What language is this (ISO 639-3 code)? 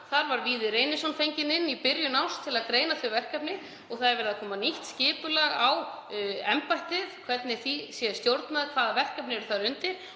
isl